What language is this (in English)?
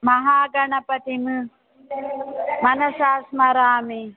Sanskrit